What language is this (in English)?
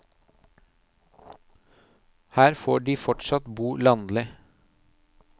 Norwegian